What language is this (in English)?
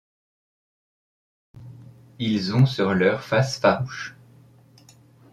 French